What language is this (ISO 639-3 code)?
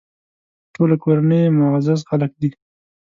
pus